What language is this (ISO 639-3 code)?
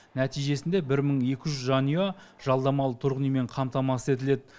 kaz